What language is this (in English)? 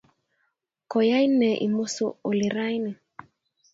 Kalenjin